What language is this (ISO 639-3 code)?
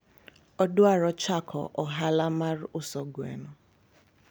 luo